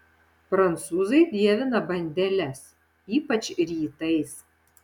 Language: Lithuanian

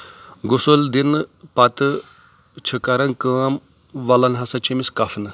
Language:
Kashmiri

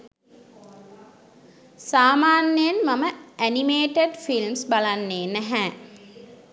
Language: Sinhala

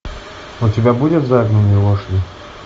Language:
Russian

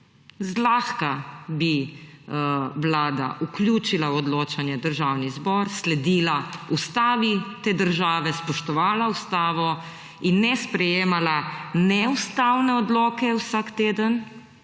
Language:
Slovenian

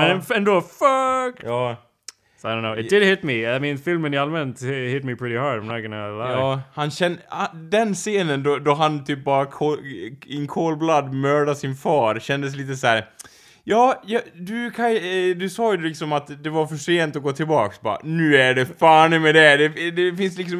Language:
Swedish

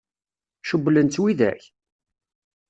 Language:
Kabyle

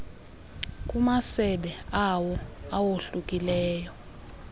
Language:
Xhosa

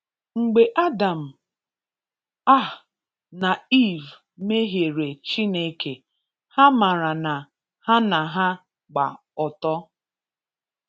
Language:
Igbo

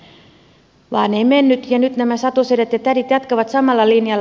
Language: Finnish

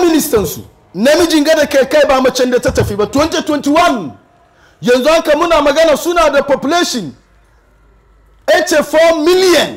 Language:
Arabic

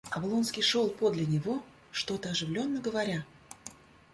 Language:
Russian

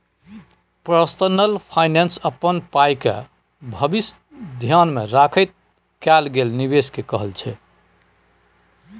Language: Maithili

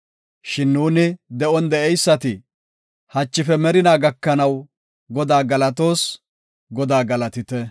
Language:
Gofa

